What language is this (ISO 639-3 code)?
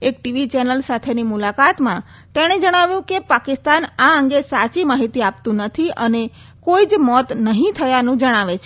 guj